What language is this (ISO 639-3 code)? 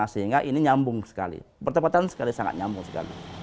ind